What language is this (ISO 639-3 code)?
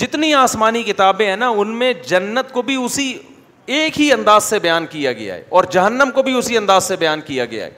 urd